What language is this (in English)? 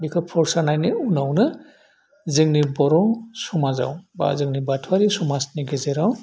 Bodo